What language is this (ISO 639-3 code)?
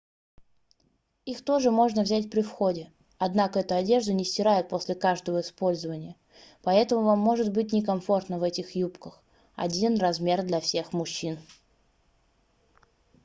rus